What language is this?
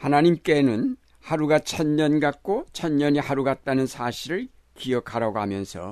Korean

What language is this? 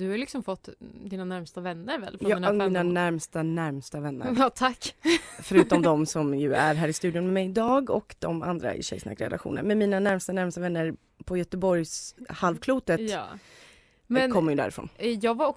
Swedish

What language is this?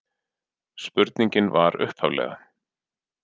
Icelandic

